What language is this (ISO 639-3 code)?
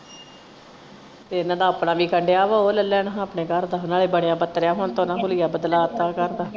pan